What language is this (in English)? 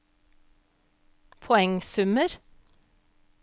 Norwegian